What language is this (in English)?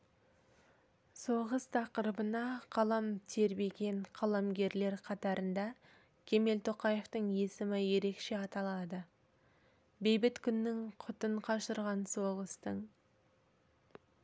Kazakh